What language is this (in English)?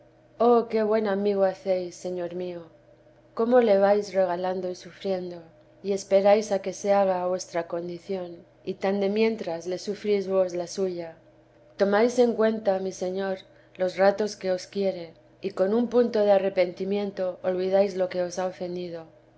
Spanish